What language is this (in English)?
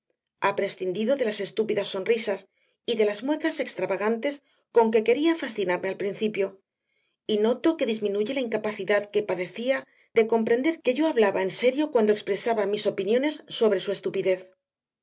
Spanish